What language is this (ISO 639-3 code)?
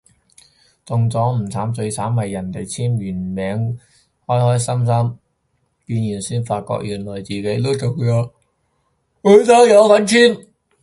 yue